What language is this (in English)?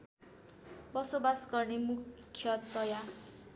Nepali